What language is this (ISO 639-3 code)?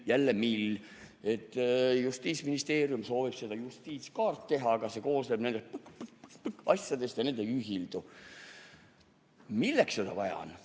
est